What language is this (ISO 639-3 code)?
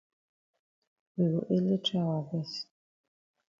wes